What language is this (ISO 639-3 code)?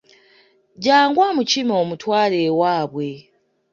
lug